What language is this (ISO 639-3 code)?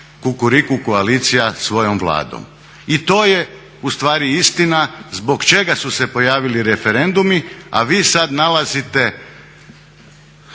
hrv